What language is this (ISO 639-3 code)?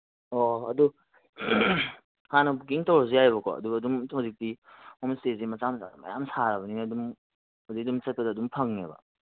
mni